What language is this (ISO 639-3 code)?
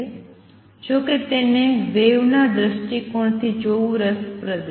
guj